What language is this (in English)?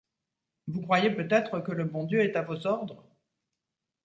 French